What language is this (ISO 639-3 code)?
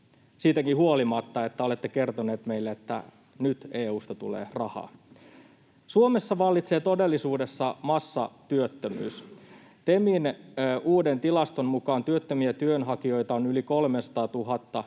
fin